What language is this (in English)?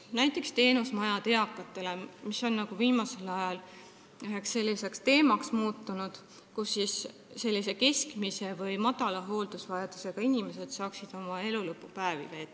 Estonian